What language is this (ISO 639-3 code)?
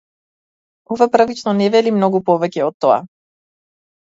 mkd